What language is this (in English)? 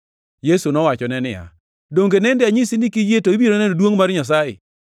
Luo (Kenya and Tanzania)